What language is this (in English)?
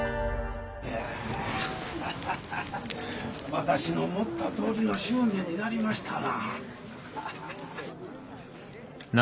Japanese